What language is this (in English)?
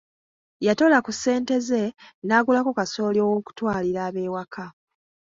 Ganda